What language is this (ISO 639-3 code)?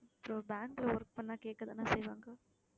tam